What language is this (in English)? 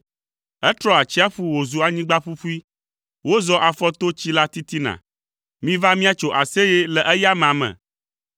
Ewe